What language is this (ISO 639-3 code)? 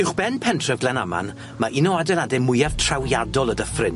cym